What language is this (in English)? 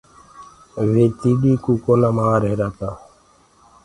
Gurgula